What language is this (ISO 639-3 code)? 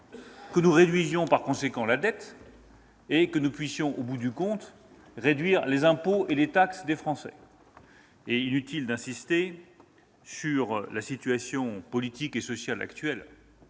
fra